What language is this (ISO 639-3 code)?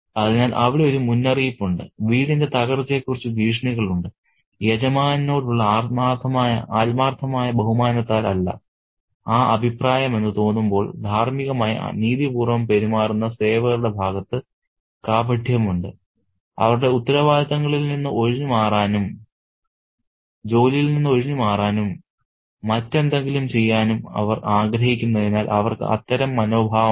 mal